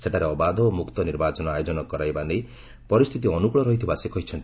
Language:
Odia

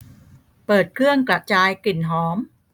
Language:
Thai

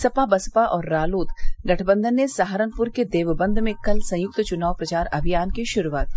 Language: Hindi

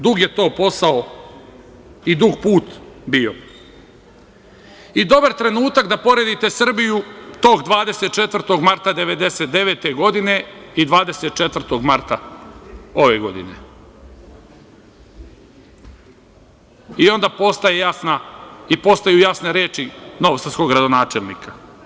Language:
Serbian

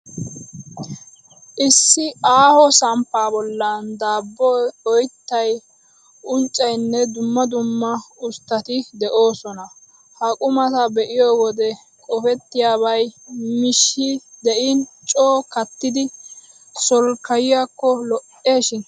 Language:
Wolaytta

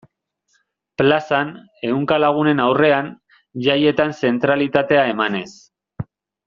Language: Basque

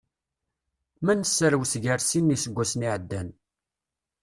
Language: Kabyle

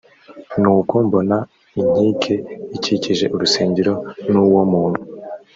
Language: Kinyarwanda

